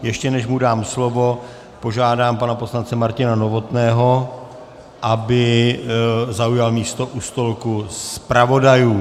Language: Czech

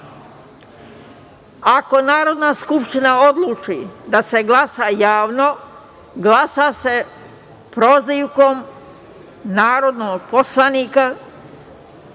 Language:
Serbian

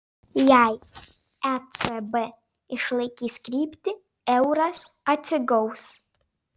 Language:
Lithuanian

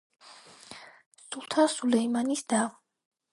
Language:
Georgian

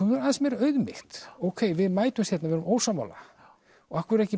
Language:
Icelandic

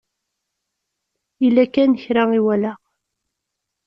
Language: Kabyle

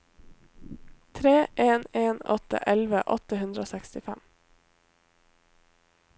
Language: Norwegian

